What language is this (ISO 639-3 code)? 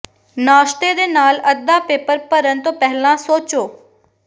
pan